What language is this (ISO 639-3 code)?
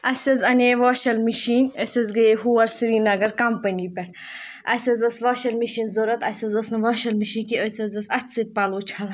kas